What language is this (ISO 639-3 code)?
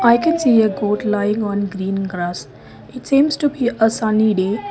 eng